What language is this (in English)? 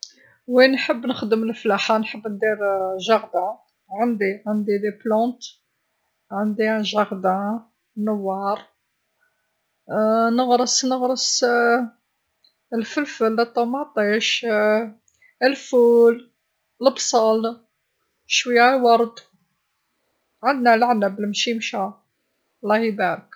Algerian Arabic